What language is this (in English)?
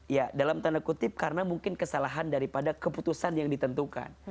Indonesian